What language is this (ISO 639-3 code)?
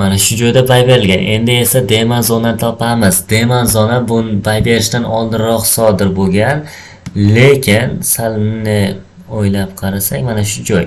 uzb